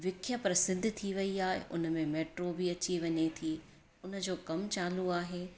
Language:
Sindhi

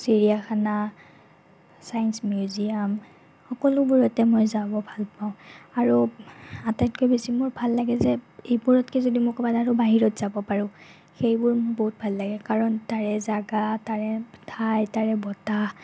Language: Assamese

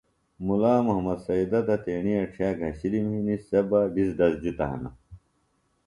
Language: Phalura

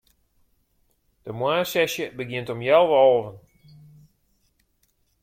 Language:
Western Frisian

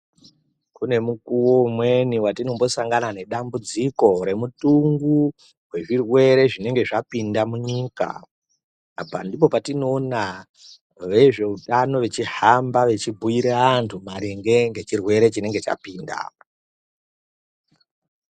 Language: Ndau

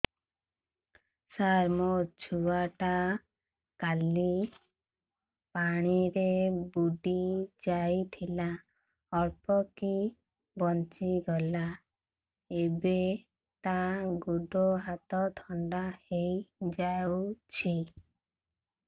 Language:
Odia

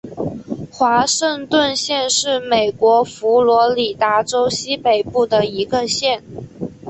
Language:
Chinese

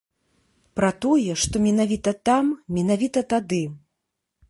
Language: Belarusian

